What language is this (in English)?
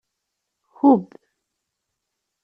Kabyle